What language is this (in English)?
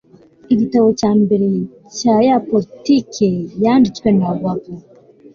Kinyarwanda